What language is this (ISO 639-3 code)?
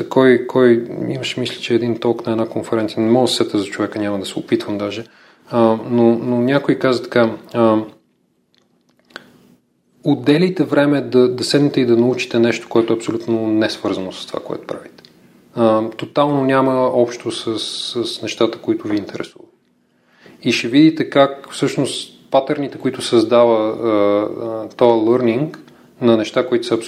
bul